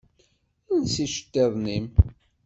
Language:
Kabyle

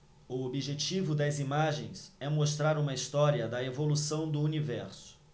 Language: Portuguese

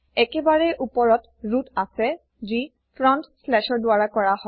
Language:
Assamese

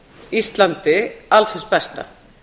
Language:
Icelandic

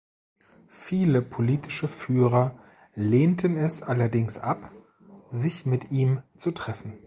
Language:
German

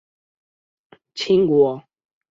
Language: Chinese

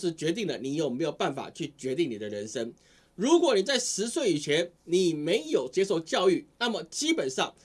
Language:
Chinese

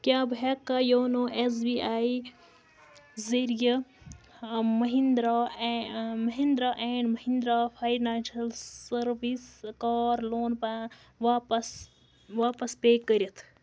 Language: Kashmiri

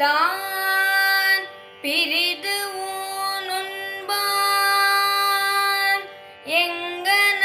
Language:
Tamil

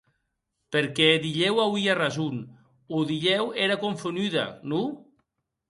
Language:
Occitan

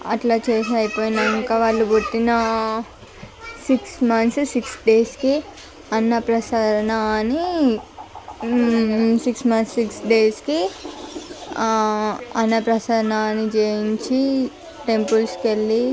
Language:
Telugu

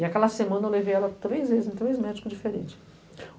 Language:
Portuguese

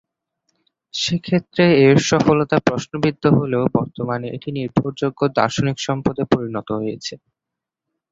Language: Bangla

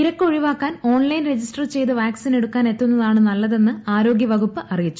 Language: Malayalam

